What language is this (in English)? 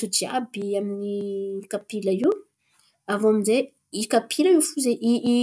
Antankarana Malagasy